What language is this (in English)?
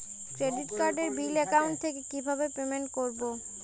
Bangla